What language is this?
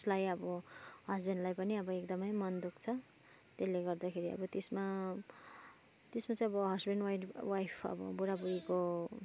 Nepali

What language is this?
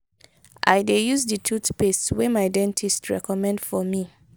Nigerian Pidgin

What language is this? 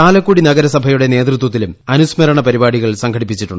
Malayalam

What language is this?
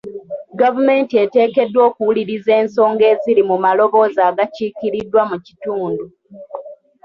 Ganda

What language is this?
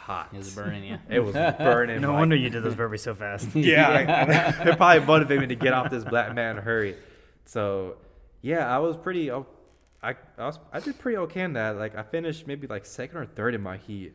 English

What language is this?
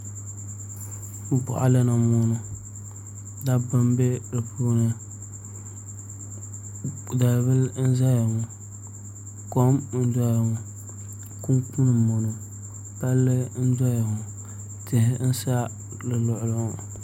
Dagbani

